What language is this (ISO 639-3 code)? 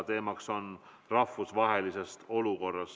est